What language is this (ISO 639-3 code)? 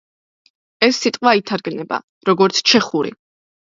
kat